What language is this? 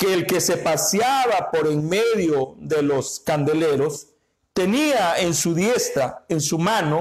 Spanish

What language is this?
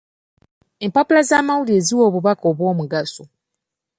Ganda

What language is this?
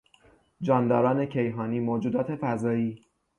Persian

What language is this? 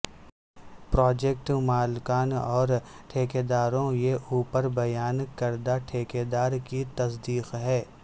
Urdu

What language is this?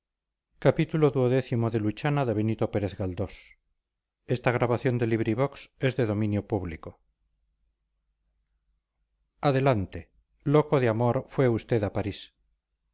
Spanish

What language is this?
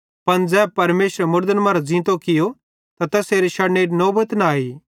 Bhadrawahi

